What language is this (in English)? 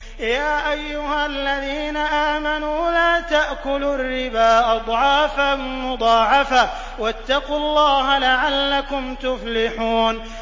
Arabic